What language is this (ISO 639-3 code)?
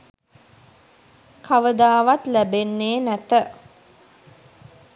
sin